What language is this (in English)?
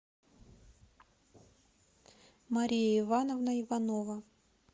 Russian